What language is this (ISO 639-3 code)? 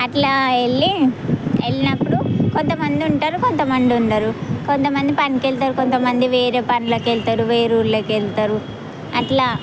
tel